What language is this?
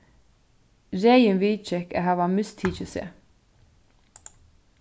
Faroese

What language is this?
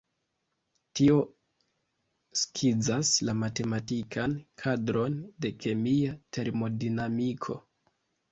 Esperanto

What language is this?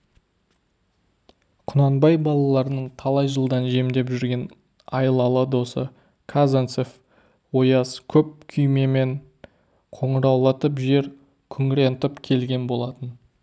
Kazakh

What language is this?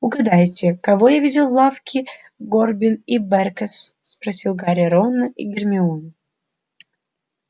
Russian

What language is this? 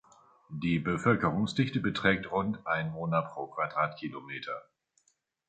German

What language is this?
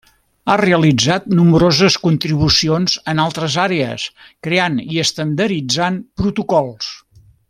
Catalan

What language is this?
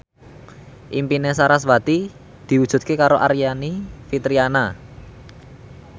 Javanese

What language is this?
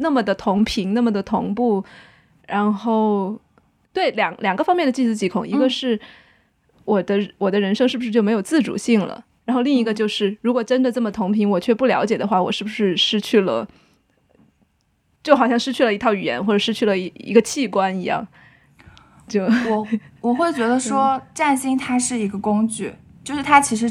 Chinese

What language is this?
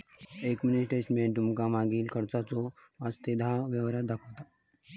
Marathi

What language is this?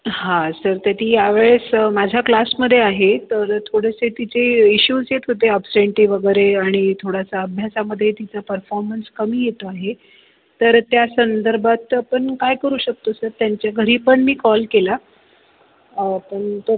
Marathi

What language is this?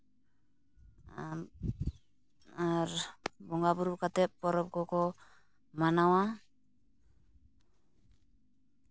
Santali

